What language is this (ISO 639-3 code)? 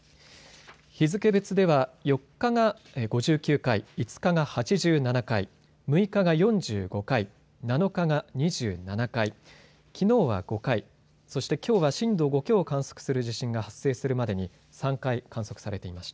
jpn